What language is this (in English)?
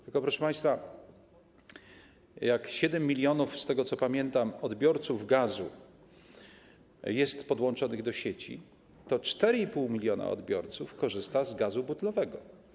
Polish